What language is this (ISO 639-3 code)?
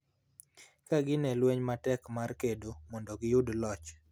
luo